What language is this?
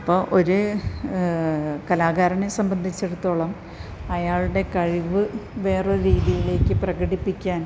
Malayalam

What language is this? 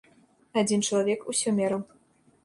Belarusian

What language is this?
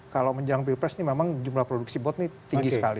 Indonesian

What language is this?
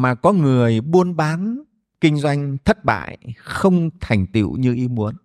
Vietnamese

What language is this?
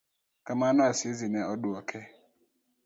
Luo (Kenya and Tanzania)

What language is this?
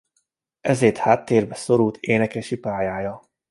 Hungarian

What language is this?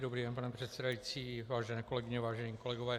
Czech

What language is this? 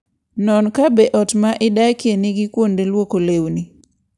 Luo (Kenya and Tanzania)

